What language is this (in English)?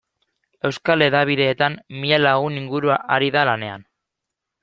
Basque